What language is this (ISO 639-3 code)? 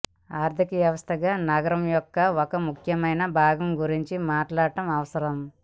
tel